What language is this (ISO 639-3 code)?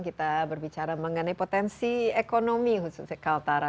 ind